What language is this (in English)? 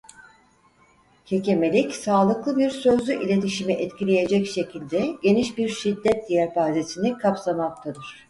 Turkish